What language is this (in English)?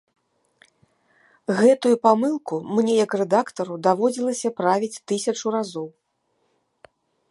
Belarusian